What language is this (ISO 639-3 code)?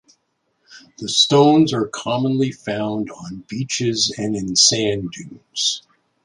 eng